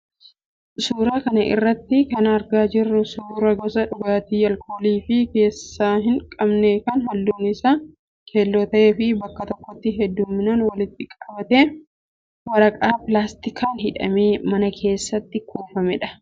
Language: Oromo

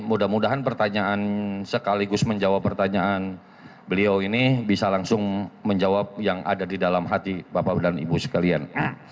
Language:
Indonesian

